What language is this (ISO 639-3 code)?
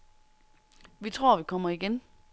dan